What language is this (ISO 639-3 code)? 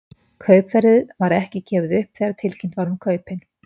isl